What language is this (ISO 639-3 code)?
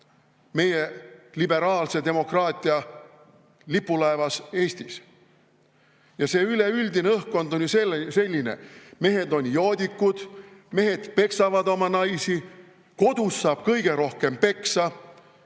est